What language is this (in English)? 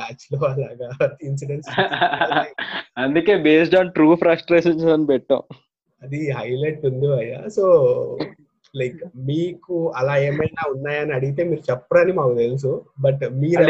Telugu